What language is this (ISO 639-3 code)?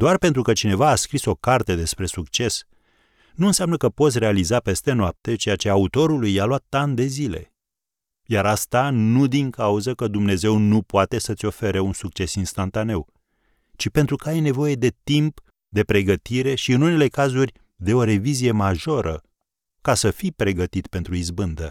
ron